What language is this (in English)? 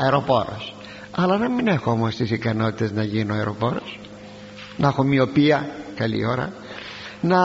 Greek